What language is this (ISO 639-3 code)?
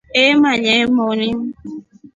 rof